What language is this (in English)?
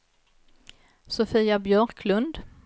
Swedish